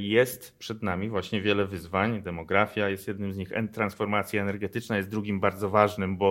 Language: Polish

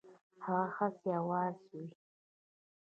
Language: Pashto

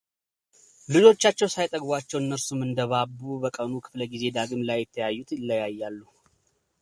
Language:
Amharic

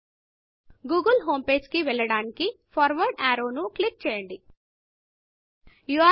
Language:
Telugu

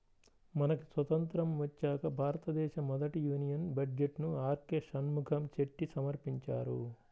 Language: Telugu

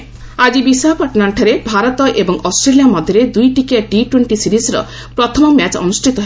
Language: Odia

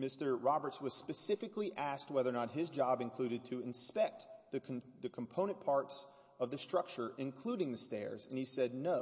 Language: English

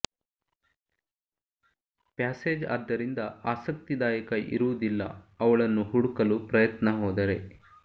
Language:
Kannada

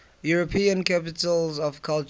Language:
English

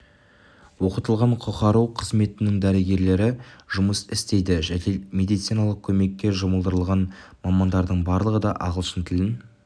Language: Kazakh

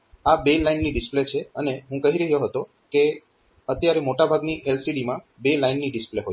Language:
Gujarati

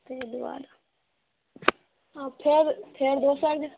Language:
Maithili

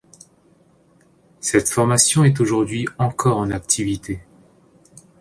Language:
French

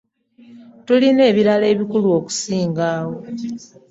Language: Ganda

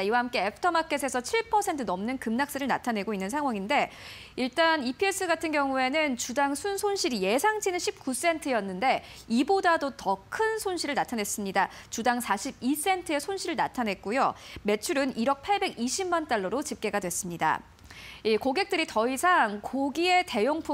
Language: Korean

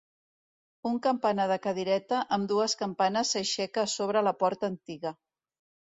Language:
Catalan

